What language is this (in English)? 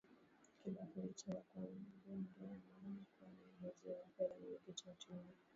Swahili